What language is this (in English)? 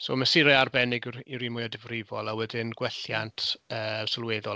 Welsh